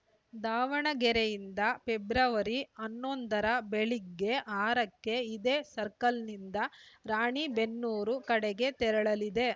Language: Kannada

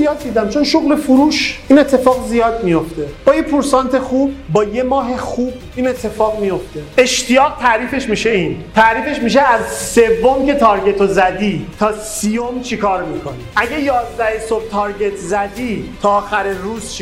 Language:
Persian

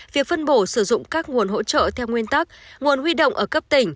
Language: Vietnamese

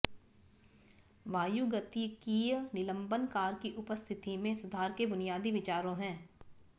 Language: Hindi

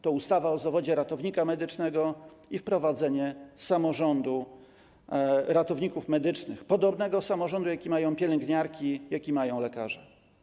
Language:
Polish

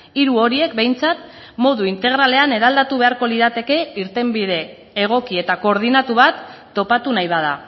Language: Basque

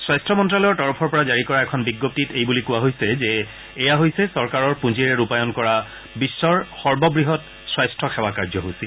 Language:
Assamese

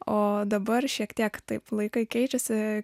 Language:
Lithuanian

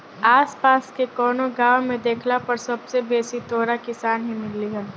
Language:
Bhojpuri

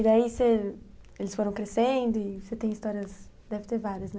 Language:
Portuguese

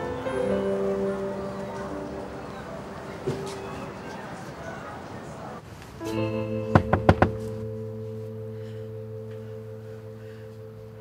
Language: Turkish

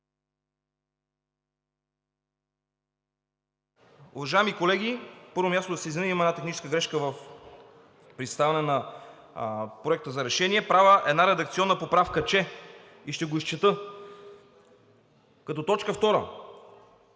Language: Bulgarian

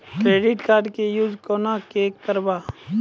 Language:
Maithili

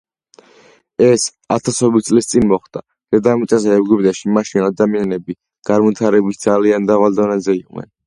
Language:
Georgian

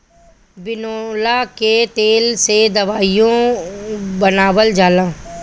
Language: Bhojpuri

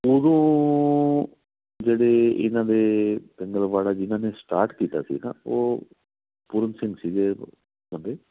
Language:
Punjabi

